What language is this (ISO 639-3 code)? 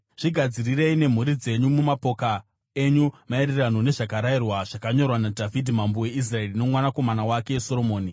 sna